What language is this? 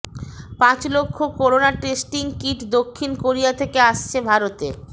Bangla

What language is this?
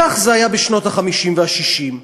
Hebrew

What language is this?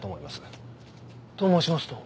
Japanese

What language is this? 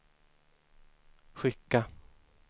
Swedish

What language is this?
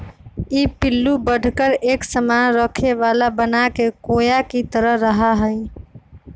Magahi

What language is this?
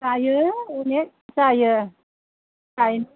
Bodo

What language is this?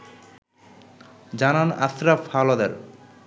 Bangla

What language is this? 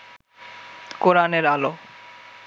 Bangla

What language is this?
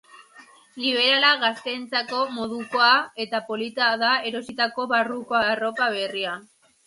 Basque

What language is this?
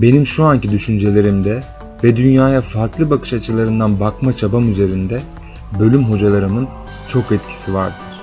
Turkish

